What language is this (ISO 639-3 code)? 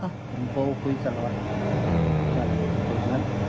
tha